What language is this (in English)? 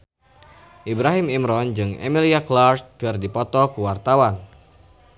Sundanese